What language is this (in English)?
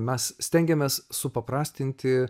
Lithuanian